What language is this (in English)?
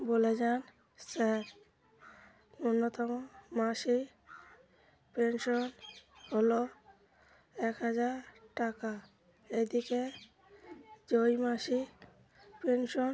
Bangla